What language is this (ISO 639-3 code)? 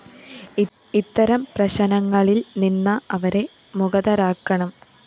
mal